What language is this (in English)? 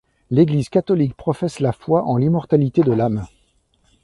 French